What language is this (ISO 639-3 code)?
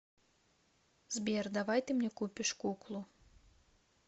rus